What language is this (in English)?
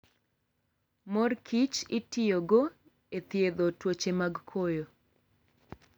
Luo (Kenya and Tanzania)